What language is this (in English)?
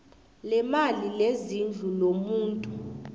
South Ndebele